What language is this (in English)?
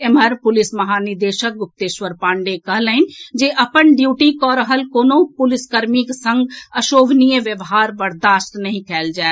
Maithili